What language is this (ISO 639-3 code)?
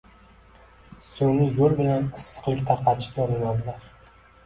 uzb